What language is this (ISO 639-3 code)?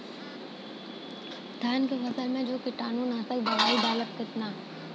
bho